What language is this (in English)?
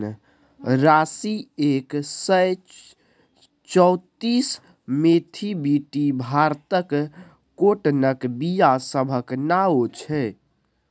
Maithili